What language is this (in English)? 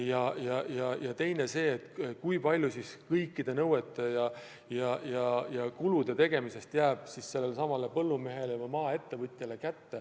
Estonian